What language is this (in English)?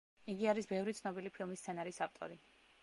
Georgian